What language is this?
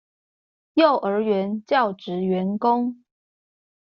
Chinese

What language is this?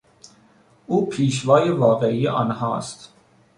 Persian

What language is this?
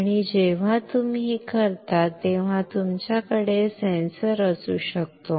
Marathi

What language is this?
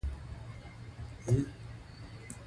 Pashto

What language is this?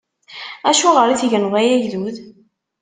Kabyle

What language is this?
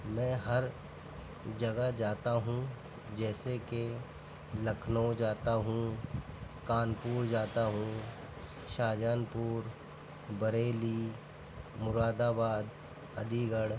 Urdu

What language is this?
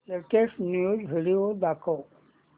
Marathi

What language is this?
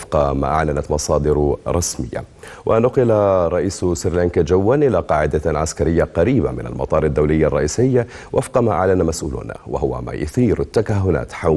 Arabic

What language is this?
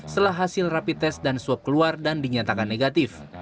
Indonesian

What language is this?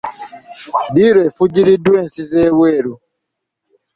Ganda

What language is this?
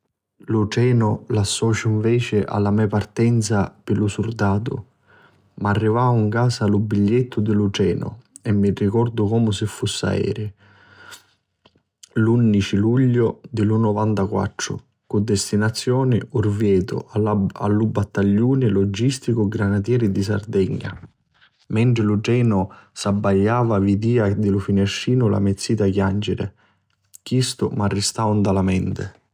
Sicilian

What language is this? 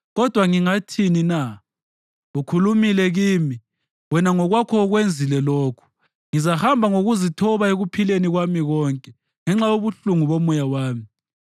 North Ndebele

